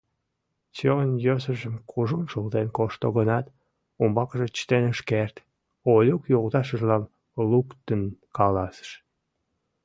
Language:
Mari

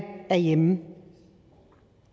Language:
Danish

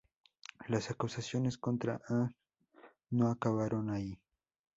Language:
Spanish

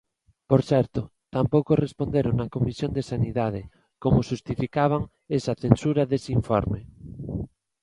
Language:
Galician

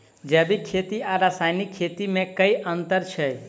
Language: Maithili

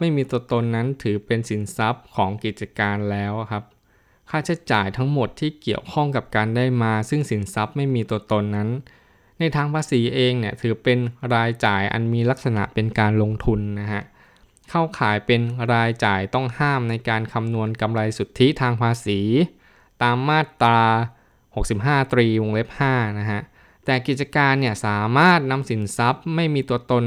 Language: Thai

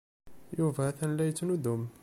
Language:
Kabyle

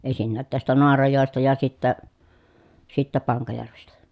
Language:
Finnish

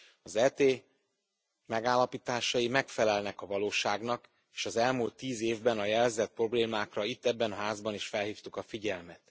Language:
Hungarian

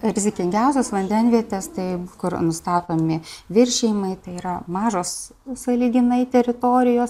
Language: Lithuanian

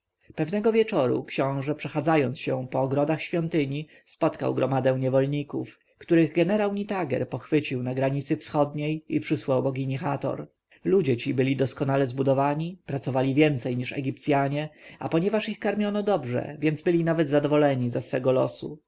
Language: Polish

